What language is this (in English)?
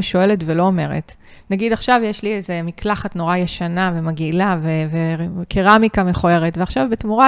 Hebrew